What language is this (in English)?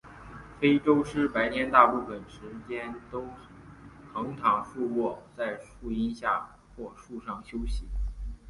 Chinese